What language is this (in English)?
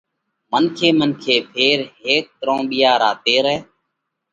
Parkari Koli